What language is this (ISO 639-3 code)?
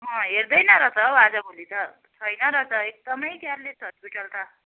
nep